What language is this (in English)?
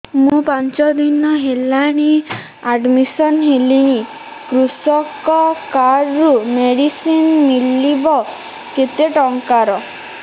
Odia